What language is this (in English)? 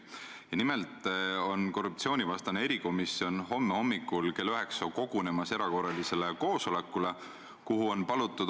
Estonian